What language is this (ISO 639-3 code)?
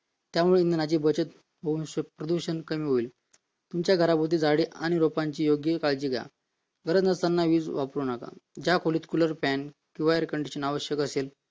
mar